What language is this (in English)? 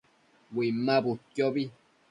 Matsés